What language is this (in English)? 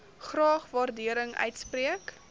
Afrikaans